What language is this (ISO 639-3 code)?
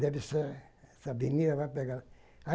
por